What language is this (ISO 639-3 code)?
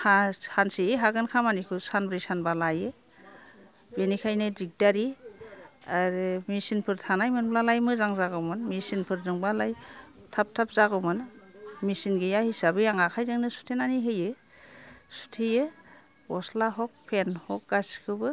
brx